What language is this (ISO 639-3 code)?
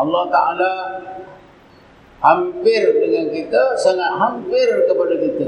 msa